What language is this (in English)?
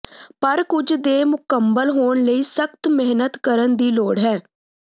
Punjabi